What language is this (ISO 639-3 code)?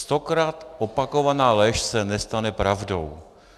ces